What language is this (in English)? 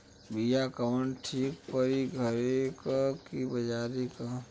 Bhojpuri